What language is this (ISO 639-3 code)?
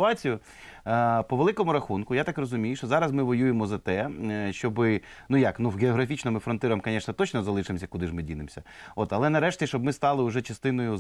ukr